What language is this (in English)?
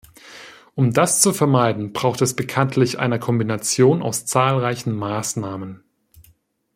German